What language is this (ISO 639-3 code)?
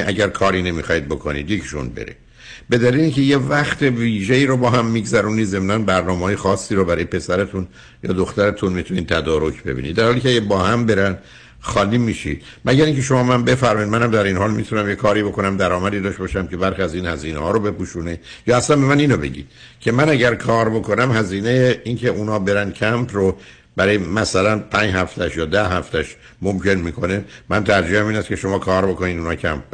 fas